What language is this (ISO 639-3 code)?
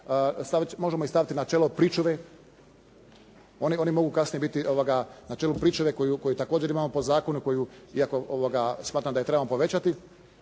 hrv